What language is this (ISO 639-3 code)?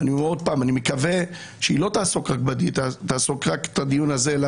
heb